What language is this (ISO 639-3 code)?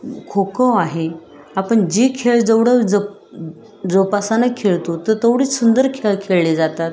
mar